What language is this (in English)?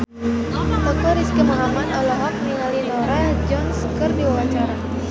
Sundanese